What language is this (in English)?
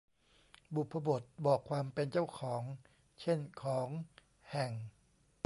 Thai